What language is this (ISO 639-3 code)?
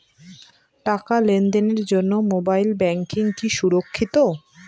ben